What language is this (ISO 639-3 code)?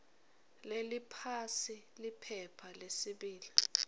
ssw